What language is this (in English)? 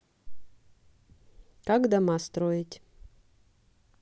Russian